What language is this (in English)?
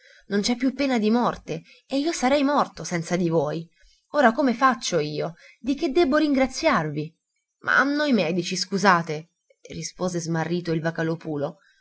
Italian